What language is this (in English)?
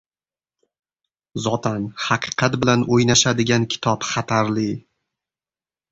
Uzbek